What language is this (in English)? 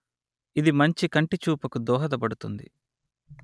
Telugu